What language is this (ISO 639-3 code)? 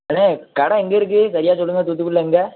tam